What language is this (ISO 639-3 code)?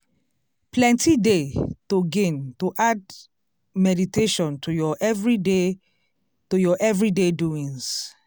pcm